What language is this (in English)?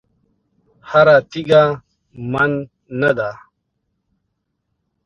Pashto